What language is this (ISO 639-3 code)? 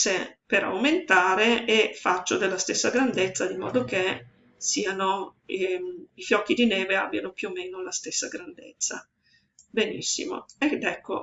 ita